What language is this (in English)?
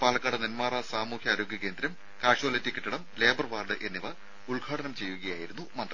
Malayalam